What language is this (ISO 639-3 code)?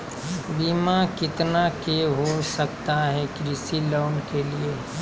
mag